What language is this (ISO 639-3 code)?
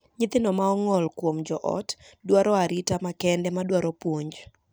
luo